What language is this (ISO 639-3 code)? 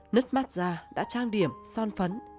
vie